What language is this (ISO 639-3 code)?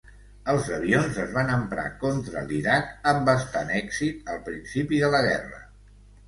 cat